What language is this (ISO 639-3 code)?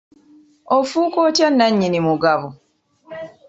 lug